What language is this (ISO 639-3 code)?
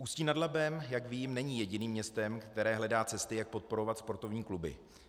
ces